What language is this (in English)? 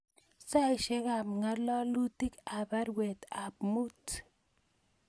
Kalenjin